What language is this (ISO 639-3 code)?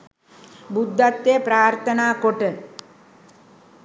sin